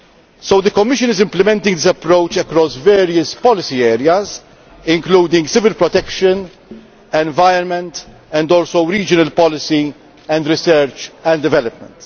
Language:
English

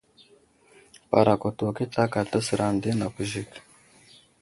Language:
Wuzlam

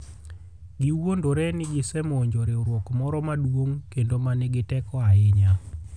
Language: Luo (Kenya and Tanzania)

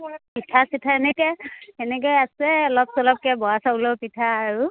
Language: Assamese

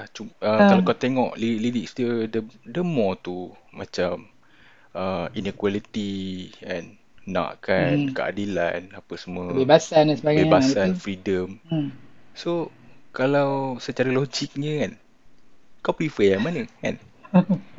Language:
Malay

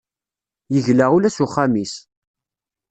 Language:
Kabyle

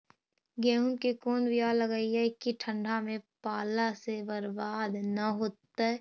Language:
Magahi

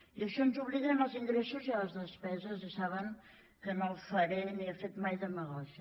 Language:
Catalan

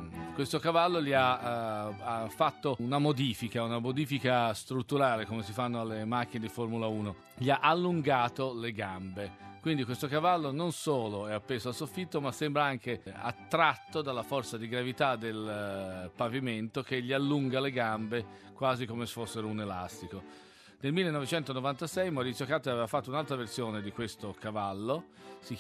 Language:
Italian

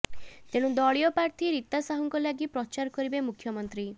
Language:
Odia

